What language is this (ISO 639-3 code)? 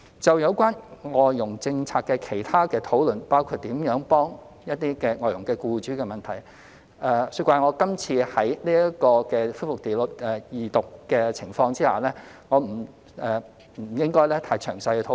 yue